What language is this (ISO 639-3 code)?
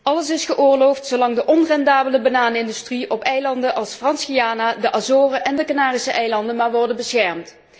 nld